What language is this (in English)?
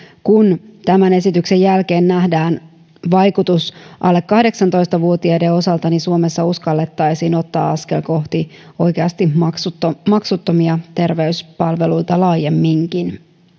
Finnish